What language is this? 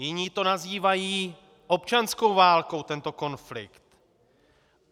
Czech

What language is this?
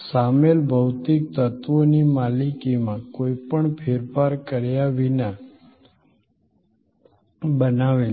Gujarati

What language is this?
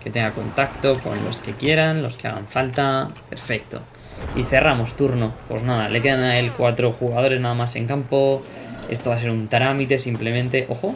Spanish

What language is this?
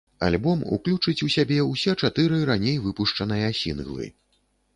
Belarusian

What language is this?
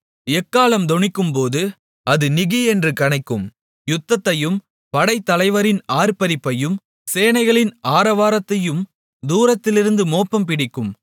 Tamil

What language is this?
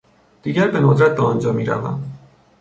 Persian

